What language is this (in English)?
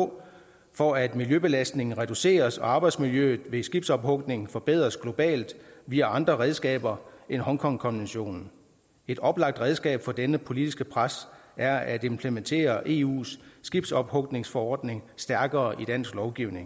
Danish